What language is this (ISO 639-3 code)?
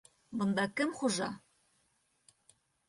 bak